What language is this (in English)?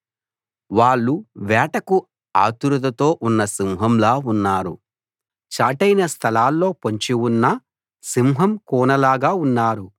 Telugu